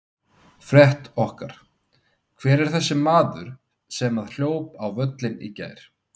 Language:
Icelandic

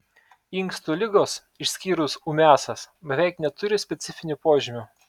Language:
Lithuanian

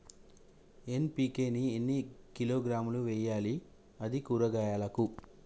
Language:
Telugu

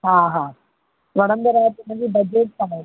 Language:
Sindhi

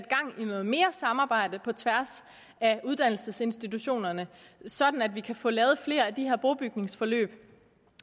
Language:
Danish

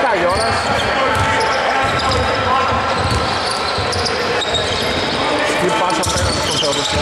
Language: Greek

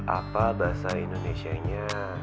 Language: Indonesian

